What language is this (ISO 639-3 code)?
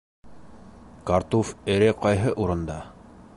bak